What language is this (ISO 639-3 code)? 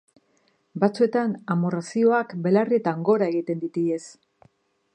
eus